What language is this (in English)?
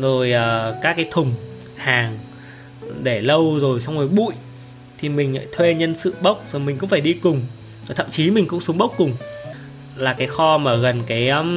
Vietnamese